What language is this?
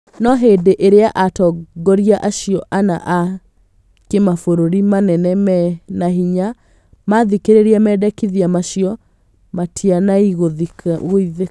Kikuyu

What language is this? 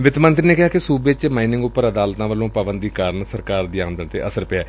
Punjabi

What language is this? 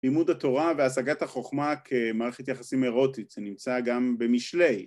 Hebrew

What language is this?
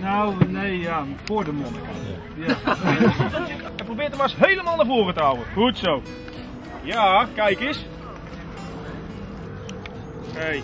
Dutch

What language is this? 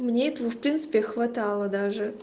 Russian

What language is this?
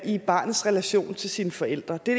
Danish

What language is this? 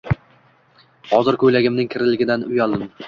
Uzbek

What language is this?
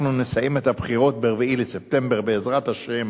Hebrew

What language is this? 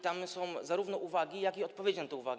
Polish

